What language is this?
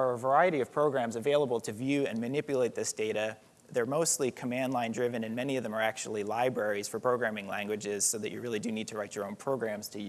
English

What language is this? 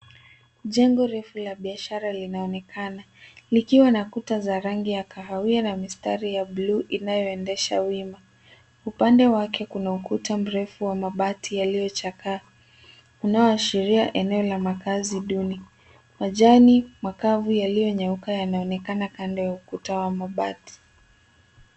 Swahili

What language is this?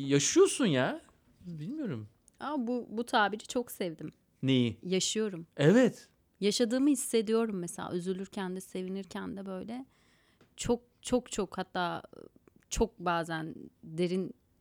Turkish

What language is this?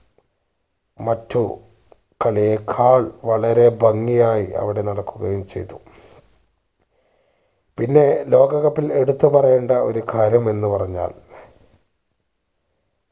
Malayalam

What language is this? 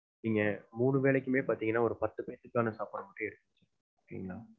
Tamil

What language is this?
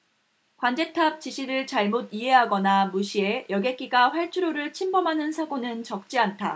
Korean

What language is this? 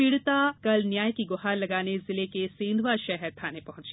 Hindi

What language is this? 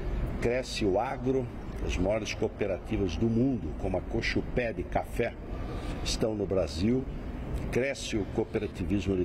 Portuguese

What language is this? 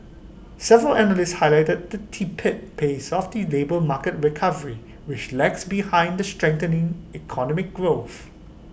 English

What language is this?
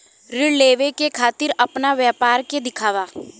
Bhojpuri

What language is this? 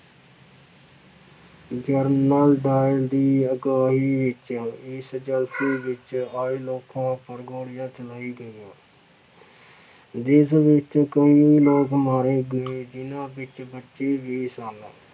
Punjabi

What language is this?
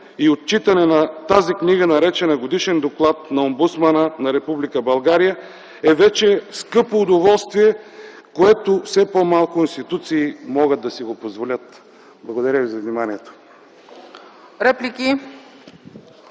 Bulgarian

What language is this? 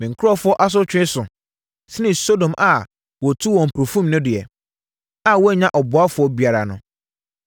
Akan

